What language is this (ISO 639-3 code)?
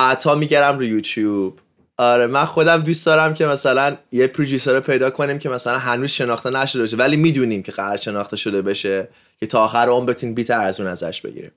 fas